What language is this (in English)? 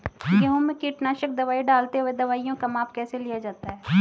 Hindi